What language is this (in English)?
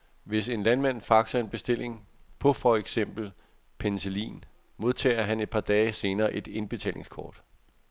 Danish